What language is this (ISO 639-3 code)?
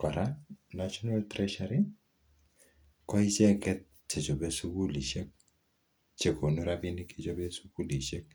kln